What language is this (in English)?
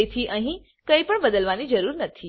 Gujarati